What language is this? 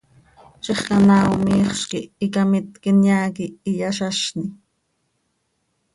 Seri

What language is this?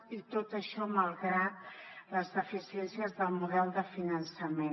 Catalan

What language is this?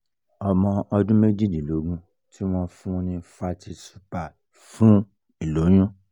Yoruba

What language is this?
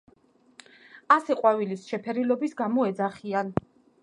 Georgian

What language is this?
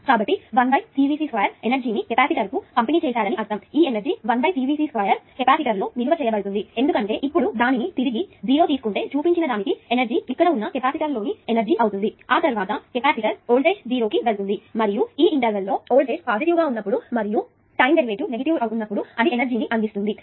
Telugu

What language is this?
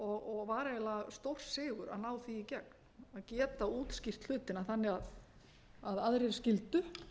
Icelandic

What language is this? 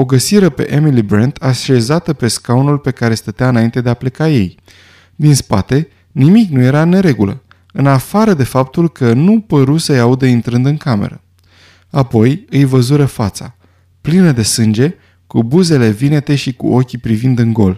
Romanian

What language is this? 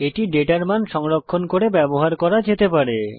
Bangla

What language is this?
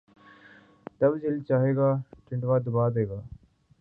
Urdu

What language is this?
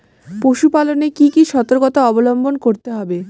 Bangla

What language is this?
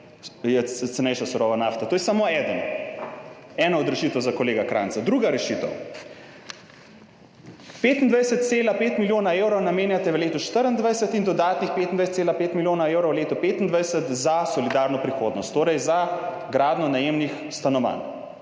Slovenian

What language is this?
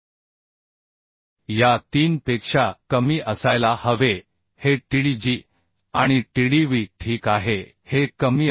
Marathi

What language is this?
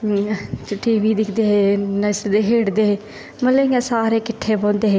Dogri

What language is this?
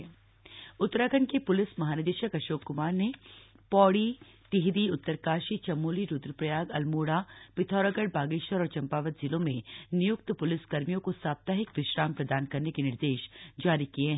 Hindi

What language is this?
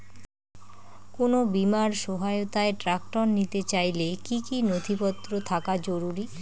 Bangla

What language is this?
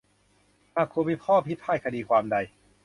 Thai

